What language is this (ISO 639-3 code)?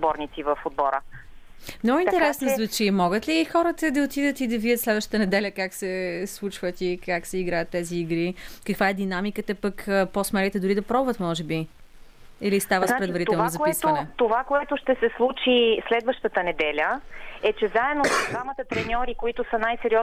bul